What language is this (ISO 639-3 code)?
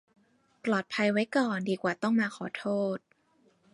tha